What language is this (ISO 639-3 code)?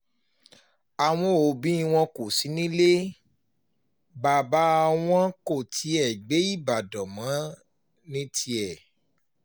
yor